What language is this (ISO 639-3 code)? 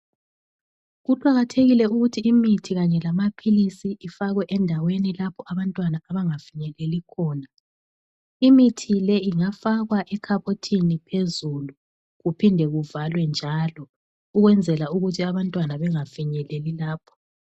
nde